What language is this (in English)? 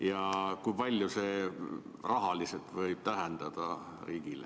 Estonian